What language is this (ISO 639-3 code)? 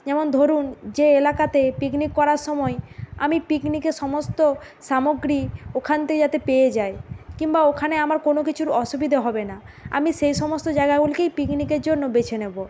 ben